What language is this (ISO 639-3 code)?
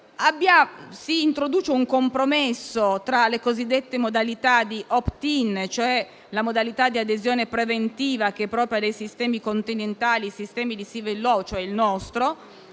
ita